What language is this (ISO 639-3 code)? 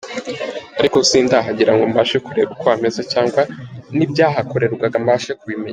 kin